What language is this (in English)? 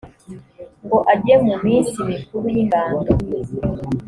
Kinyarwanda